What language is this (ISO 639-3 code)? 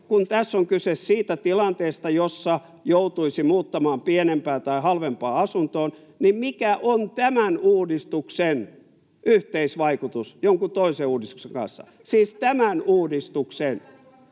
fin